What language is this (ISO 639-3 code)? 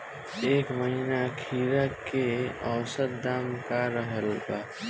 bho